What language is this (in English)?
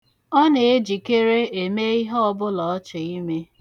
Igbo